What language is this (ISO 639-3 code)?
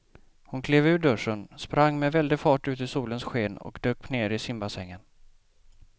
swe